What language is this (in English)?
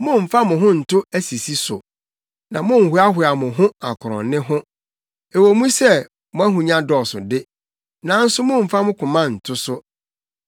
Akan